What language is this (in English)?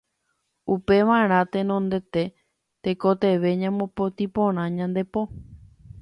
Guarani